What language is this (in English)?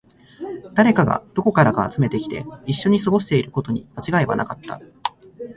Japanese